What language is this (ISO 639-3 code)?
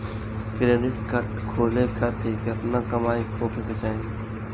bho